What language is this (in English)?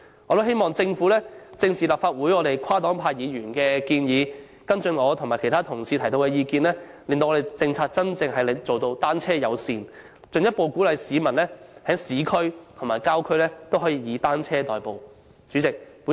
Cantonese